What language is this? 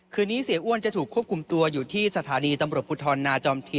Thai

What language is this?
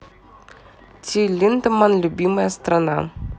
Russian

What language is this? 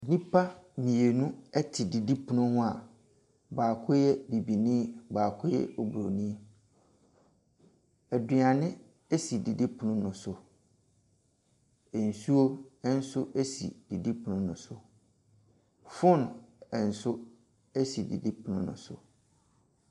Akan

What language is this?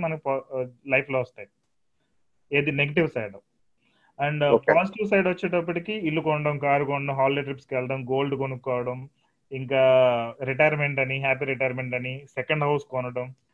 Telugu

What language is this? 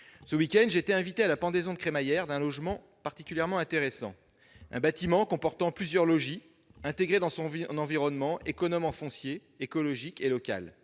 French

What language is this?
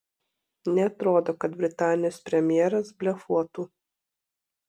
Lithuanian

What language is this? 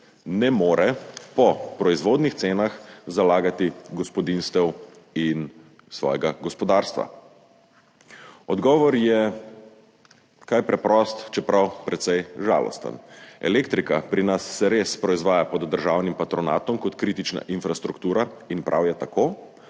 Slovenian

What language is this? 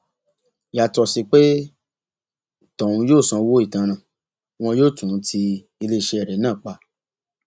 Yoruba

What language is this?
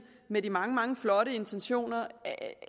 Danish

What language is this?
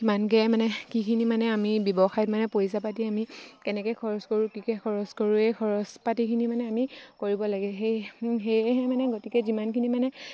Assamese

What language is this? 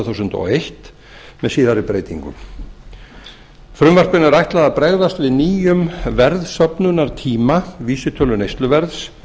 Icelandic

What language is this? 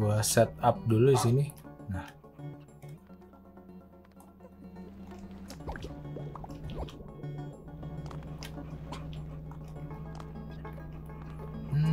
Indonesian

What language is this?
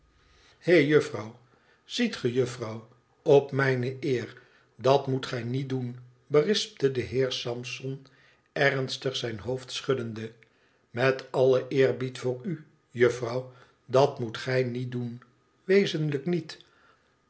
Dutch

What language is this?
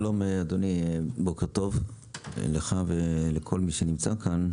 Hebrew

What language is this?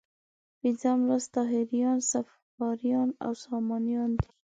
Pashto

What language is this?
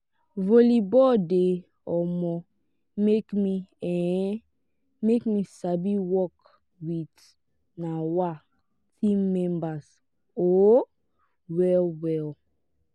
Nigerian Pidgin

